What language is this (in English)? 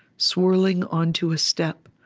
English